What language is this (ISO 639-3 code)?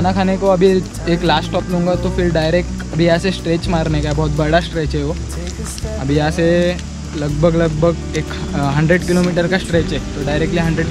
hin